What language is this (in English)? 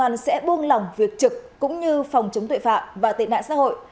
Vietnamese